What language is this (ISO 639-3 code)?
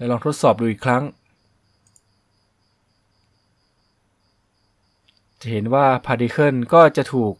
tha